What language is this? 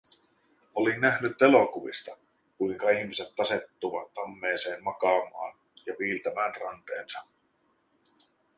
Finnish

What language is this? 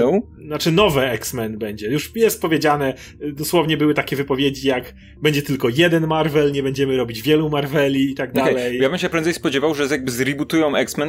Polish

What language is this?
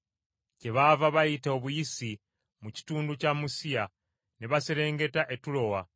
Ganda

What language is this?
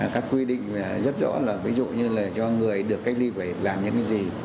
Vietnamese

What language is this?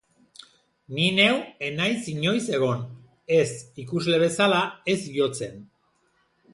Basque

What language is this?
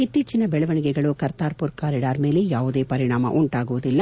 Kannada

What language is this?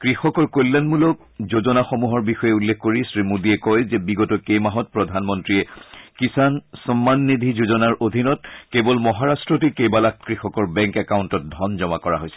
Assamese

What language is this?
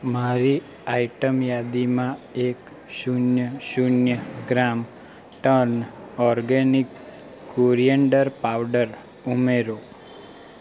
Gujarati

